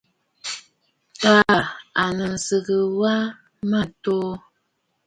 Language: Bafut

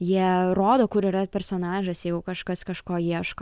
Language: Lithuanian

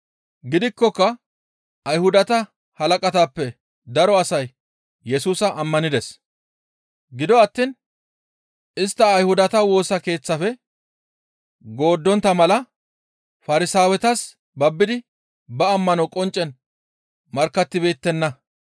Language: Gamo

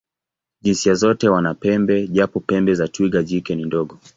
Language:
Swahili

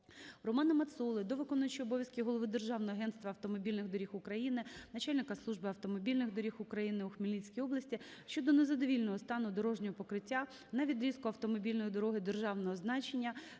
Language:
Ukrainian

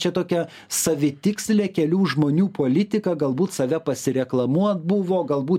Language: Lithuanian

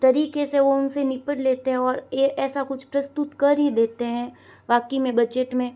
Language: Hindi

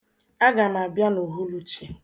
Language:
Igbo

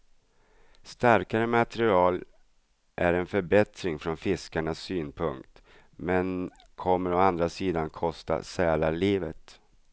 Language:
Swedish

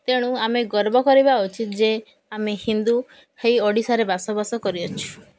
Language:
Odia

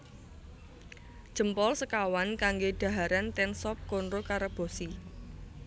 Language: Javanese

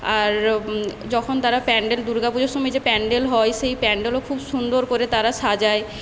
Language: Bangla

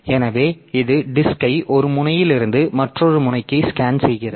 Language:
Tamil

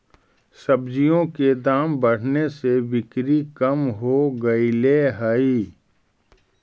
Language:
Magahi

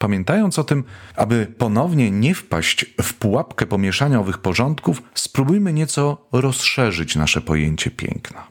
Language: Polish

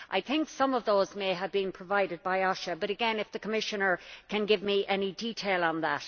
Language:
English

